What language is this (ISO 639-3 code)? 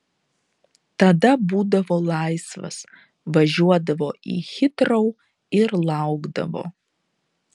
lit